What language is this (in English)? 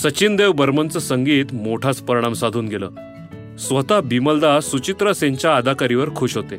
Marathi